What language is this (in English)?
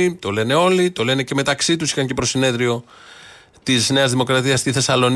Greek